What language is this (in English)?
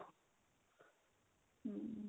Punjabi